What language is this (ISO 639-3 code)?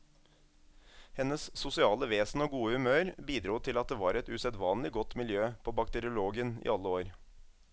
nor